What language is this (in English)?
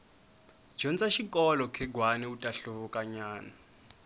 Tsonga